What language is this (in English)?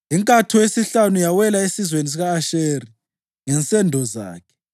North Ndebele